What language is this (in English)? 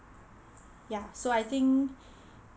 English